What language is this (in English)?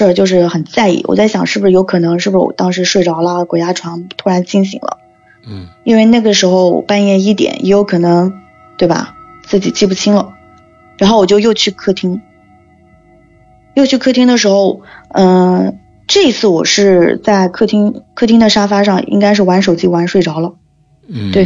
Chinese